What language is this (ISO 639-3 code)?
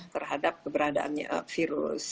ind